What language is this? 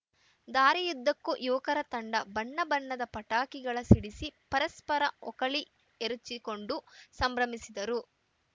Kannada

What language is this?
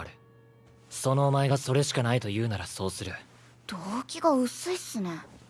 Japanese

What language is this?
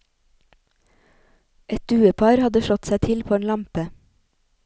Norwegian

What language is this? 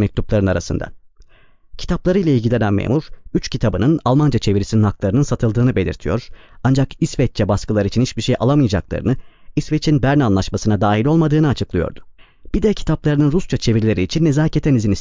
Turkish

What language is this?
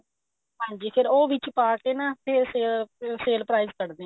Punjabi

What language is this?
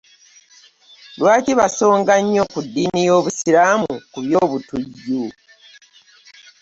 Ganda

